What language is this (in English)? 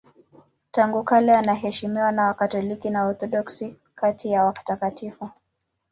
Swahili